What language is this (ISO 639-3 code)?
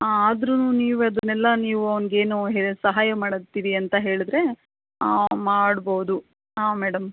kan